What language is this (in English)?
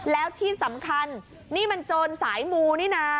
Thai